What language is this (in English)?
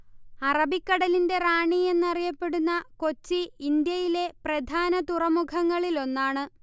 Malayalam